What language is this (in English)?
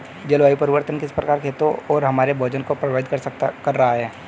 Hindi